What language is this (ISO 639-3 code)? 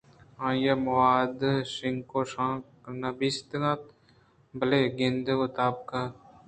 bgp